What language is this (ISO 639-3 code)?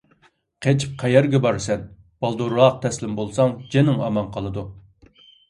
uig